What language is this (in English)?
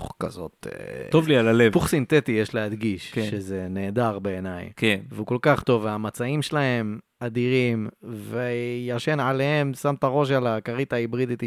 Hebrew